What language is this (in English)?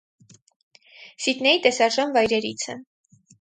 Armenian